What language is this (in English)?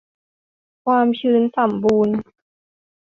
Thai